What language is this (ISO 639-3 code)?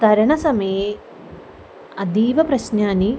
san